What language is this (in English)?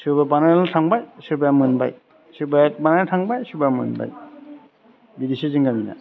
Bodo